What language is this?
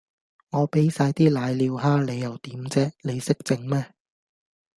Cantonese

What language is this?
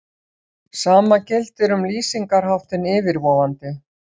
Icelandic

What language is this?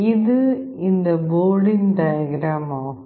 Tamil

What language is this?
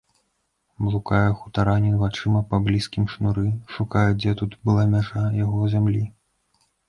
Belarusian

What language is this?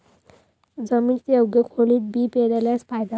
Marathi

